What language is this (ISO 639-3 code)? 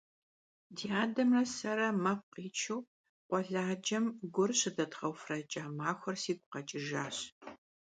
kbd